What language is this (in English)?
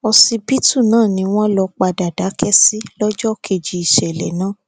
Yoruba